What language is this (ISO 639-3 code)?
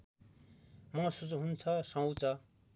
nep